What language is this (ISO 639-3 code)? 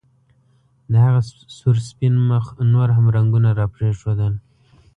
pus